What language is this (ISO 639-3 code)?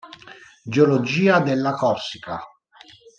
ita